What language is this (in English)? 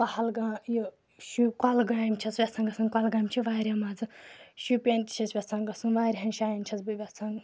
Kashmiri